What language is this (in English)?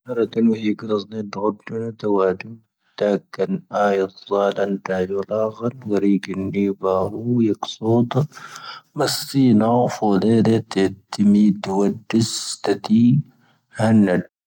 Tahaggart Tamahaq